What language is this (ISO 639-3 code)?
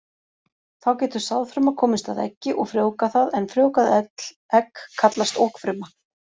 isl